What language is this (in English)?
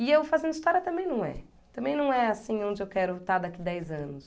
Portuguese